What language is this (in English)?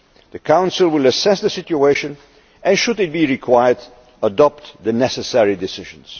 English